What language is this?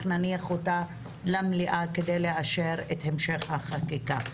Hebrew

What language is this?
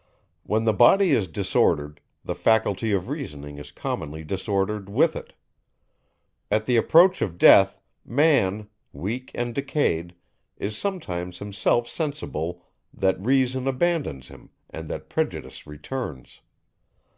English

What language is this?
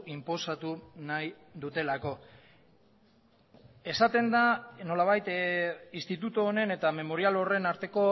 Basque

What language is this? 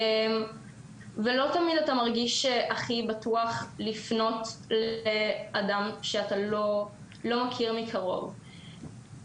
Hebrew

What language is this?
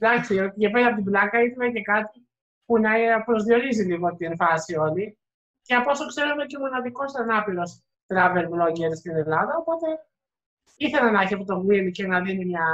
Greek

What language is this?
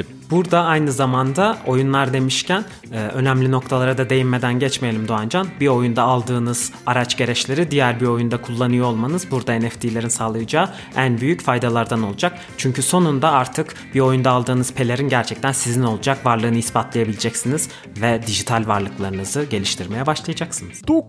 Turkish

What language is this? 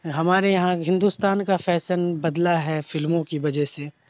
Urdu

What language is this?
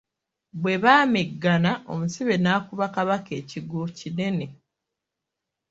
Ganda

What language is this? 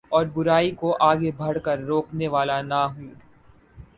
Urdu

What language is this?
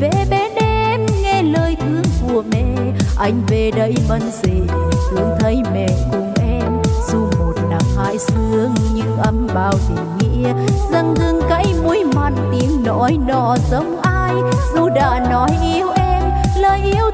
Vietnamese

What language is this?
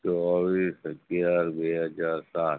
Gujarati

